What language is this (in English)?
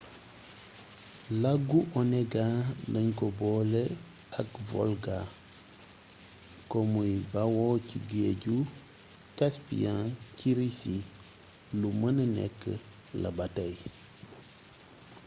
Wolof